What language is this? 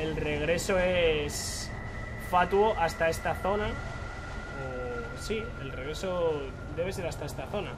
Spanish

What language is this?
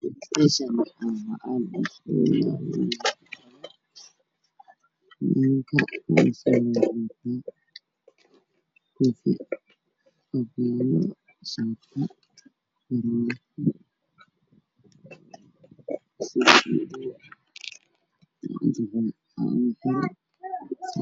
Somali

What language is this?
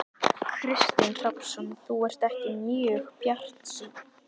Icelandic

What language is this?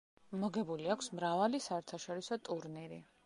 Georgian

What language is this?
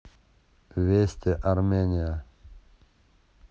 Russian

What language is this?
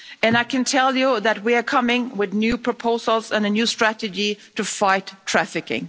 English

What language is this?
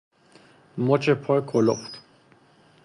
Persian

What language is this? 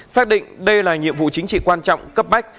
Vietnamese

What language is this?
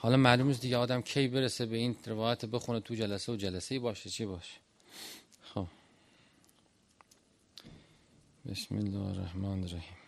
Persian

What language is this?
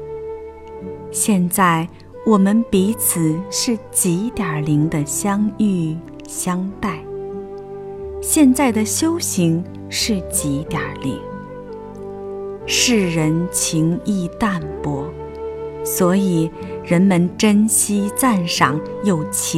Chinese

